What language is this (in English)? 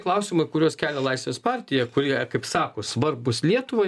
Lithuanian